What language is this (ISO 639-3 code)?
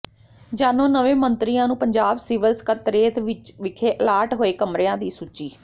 pan